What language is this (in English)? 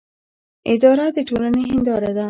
Pashto